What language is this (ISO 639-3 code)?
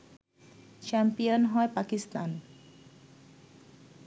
ben